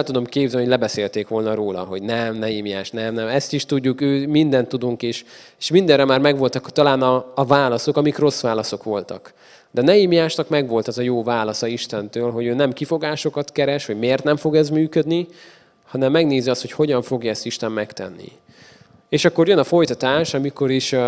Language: Hungarian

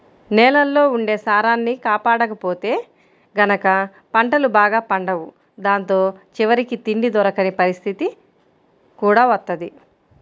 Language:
Telugu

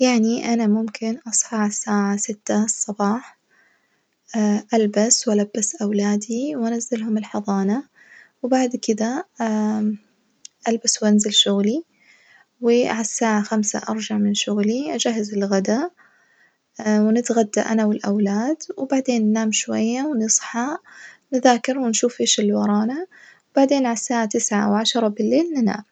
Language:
Najdi Arabic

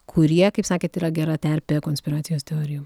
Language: Lithuanian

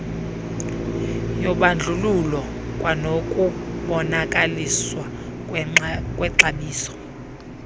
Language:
Xhosa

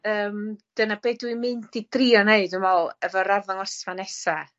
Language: Welsh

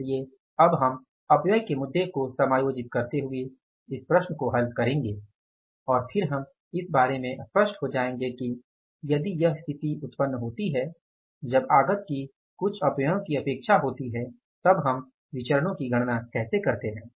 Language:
Hindi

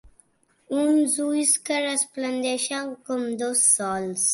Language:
Catalan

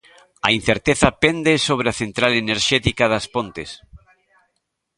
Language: Galician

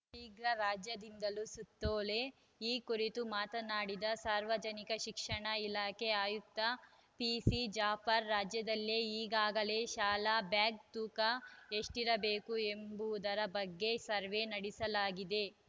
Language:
Kannada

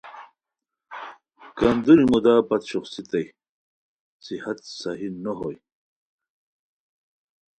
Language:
Khowar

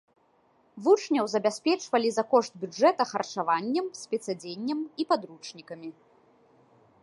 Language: Belarusian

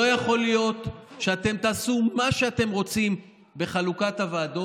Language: Hebrew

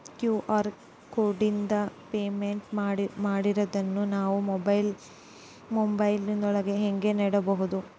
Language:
Kannada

